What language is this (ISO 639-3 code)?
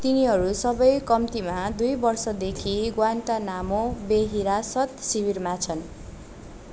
nep